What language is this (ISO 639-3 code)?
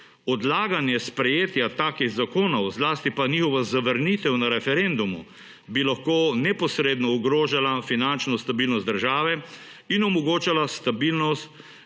slv